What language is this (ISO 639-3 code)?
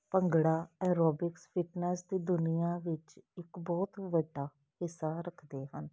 pan